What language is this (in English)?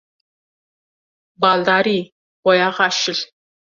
Kurdish